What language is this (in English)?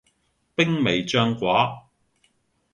Cantonese